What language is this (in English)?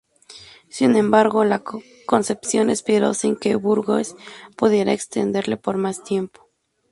Spanish